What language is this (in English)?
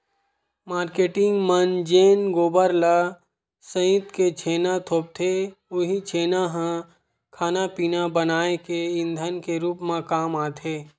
Chhattisgarhi